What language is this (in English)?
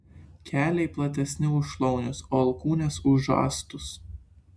Lithuanian